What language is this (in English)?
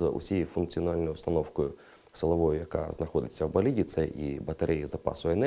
Ukrainian